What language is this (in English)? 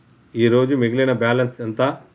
Telugu